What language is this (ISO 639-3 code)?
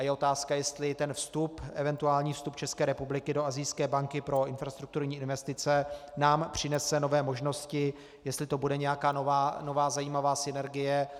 ces